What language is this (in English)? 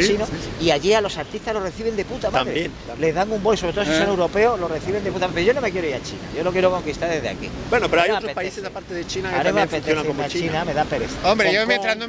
Spanish